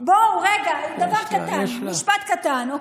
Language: Hebrew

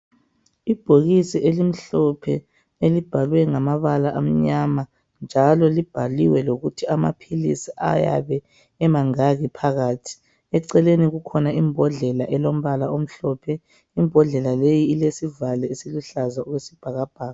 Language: North Ndebele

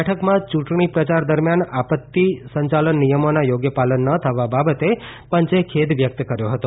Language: Gujarati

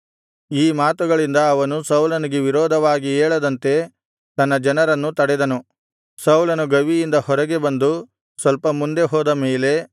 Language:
Kannada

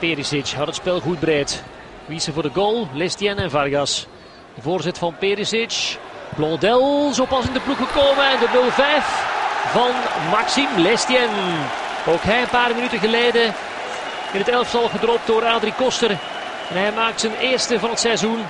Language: Dutch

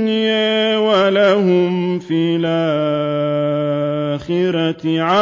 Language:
Arabic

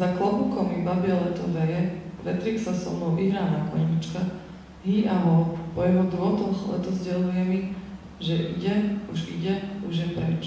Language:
Slovak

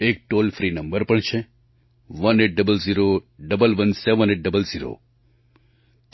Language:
Gujarati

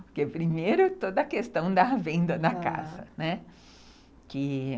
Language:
Portuguese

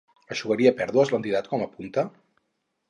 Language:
Catalan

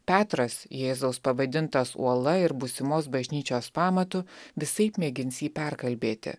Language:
Lithuanian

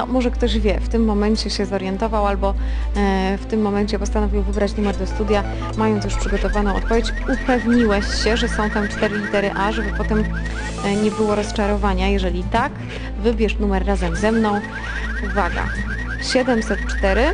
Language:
Polish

